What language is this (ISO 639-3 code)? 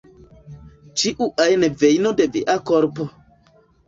epo